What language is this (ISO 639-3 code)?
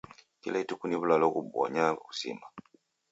dav